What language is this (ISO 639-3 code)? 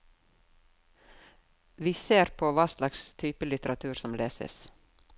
nor